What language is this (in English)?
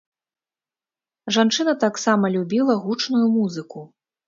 Belarusian